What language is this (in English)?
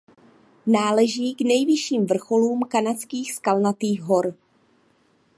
Czech